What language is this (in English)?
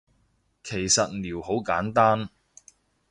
Cantonese